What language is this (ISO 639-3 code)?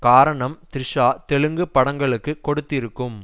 tam